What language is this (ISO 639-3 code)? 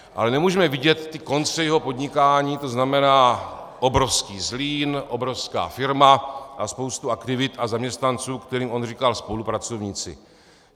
ces